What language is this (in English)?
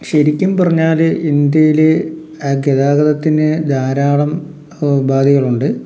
Malayalam